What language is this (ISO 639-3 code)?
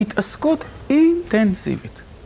heb